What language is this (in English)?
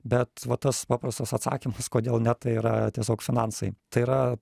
Lithuanian